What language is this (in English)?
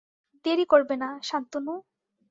Bangla